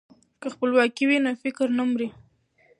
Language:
Pashto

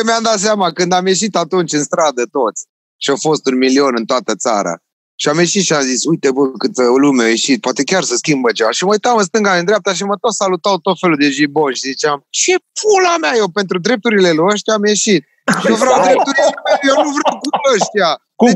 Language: Romanian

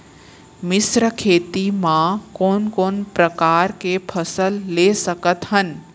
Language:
Chhattisgarhi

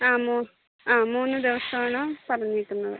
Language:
Malayalam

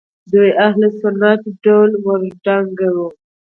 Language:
Pashto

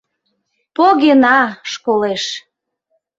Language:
Mari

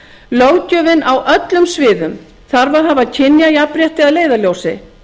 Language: Icelandic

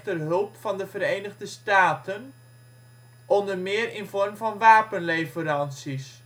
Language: Dutch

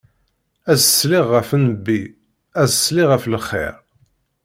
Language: Kabyle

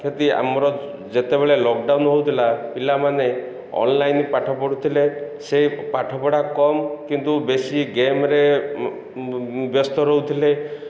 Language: Odia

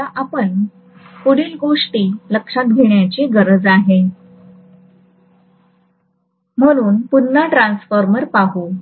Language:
Marathi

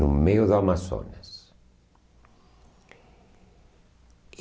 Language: Portuguese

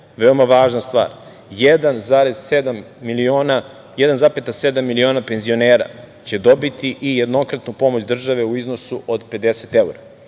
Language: Serbian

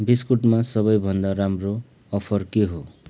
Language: Nepali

